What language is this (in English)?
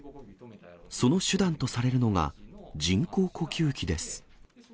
Japanese